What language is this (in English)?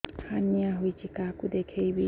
Odia